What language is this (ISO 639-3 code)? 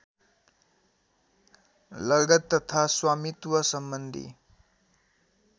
nep